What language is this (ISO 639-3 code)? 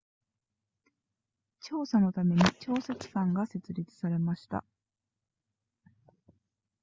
jpn